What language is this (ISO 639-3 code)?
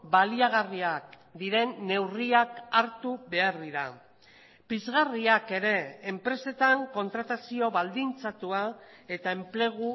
eus